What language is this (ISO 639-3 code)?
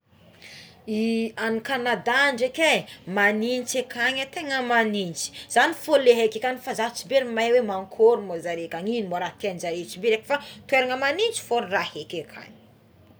xmw